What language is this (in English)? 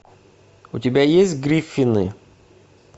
Russian